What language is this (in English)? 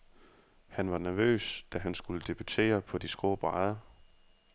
Danish